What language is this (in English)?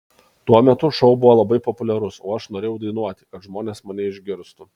Lithuanian